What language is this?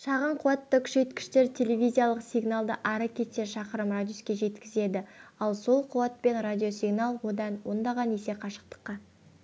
Kazakh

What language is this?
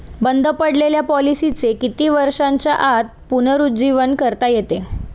Marathi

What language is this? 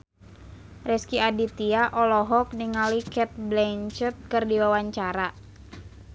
Sundanese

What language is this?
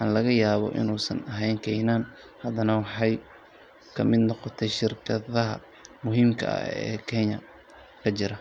Somali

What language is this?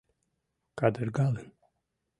Mari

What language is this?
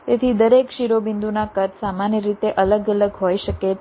Gujarati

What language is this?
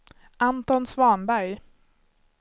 Swedish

